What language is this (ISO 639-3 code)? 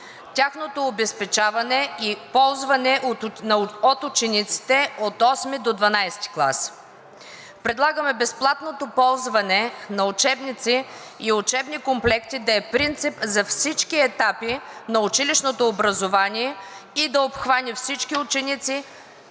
bul